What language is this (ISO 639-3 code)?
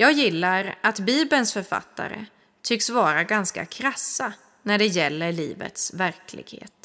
swe